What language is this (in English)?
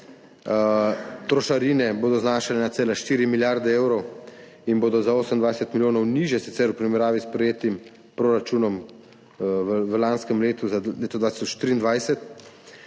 Slovenian